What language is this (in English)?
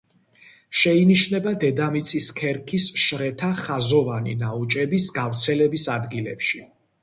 Georgian